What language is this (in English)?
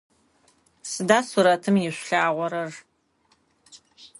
Adyghe